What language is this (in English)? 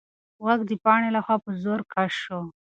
Pashto